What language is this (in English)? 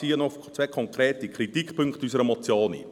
Swiss German